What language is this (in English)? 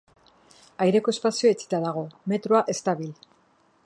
Basque